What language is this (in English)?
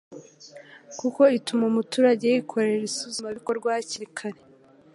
Kinyarwanda